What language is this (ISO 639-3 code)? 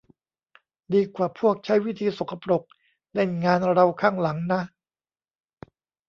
tha